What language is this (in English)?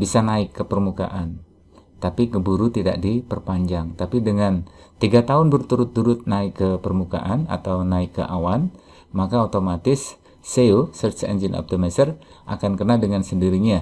Indonesian